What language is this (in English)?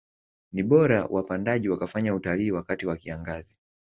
Swahili